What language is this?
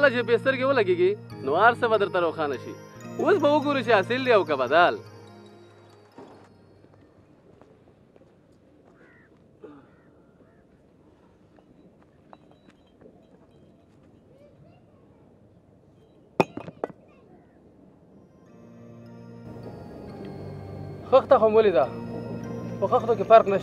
Arabic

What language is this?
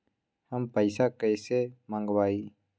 Magahi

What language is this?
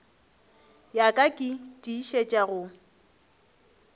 Northern Sotho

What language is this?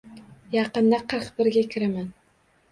Uzbek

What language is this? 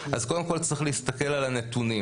Hebrew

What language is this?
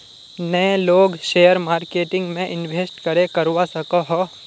Magahi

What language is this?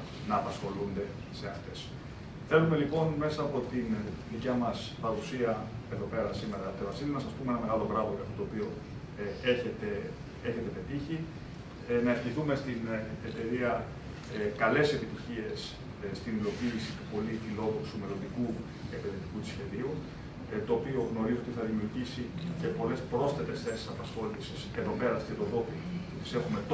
Greek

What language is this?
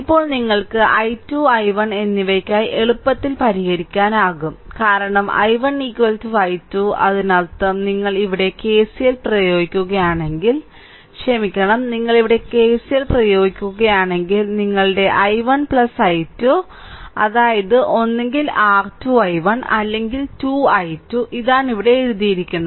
Malayalam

